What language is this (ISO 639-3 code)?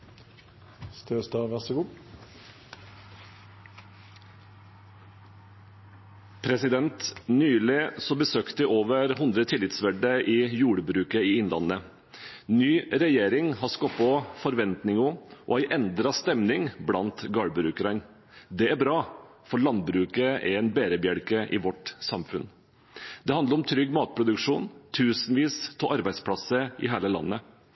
nob